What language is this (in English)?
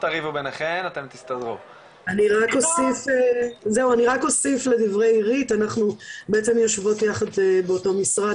Hebrew